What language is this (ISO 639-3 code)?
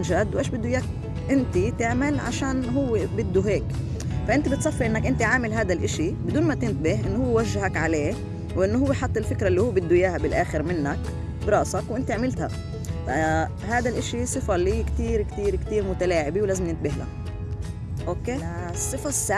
ara